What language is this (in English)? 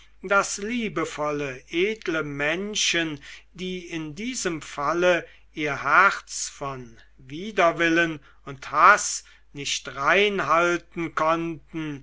German